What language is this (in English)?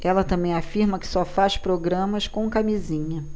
Portuguese